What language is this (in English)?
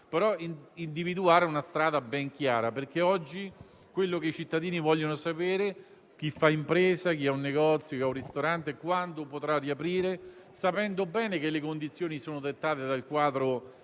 Italian